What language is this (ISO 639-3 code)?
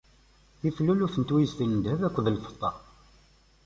kab